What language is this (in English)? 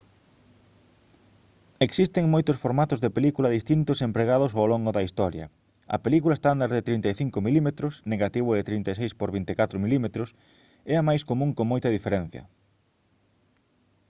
Galician